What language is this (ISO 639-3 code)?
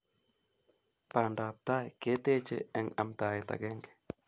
kln